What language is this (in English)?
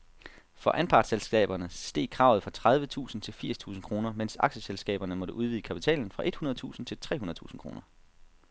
Danish